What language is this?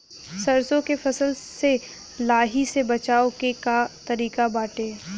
Bhojpuri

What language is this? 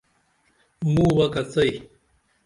Dameli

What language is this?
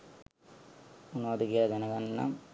Sinhala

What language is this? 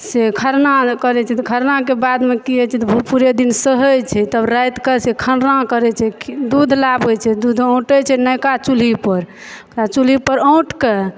Maithili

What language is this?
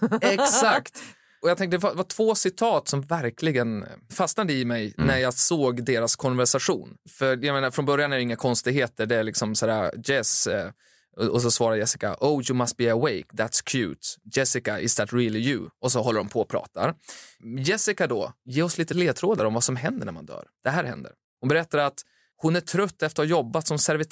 Swedish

